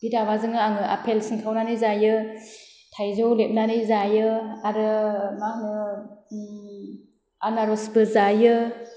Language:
Bodo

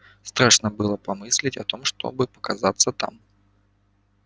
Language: Russian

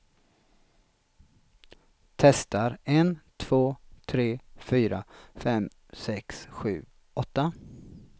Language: Swedish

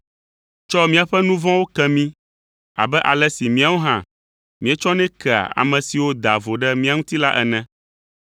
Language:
Ewe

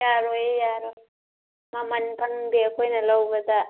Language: Manipuri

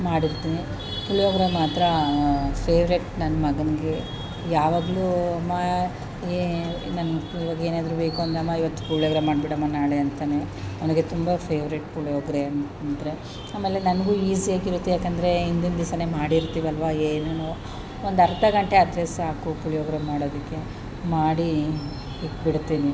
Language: Kannada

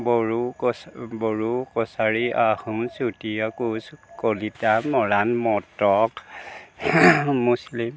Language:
Assamese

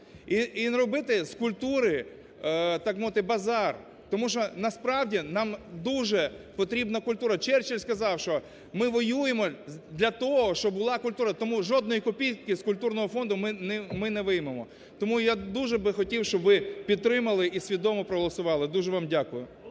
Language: Ukrainian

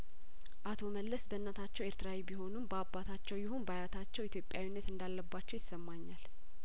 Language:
Amharic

